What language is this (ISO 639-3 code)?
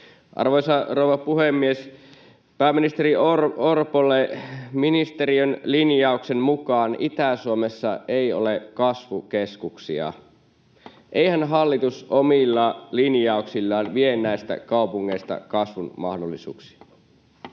fin